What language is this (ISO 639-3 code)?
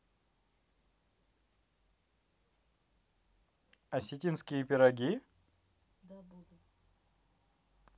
rus